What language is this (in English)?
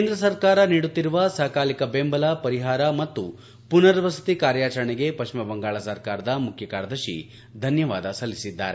Kannada